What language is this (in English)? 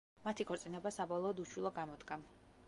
Georgian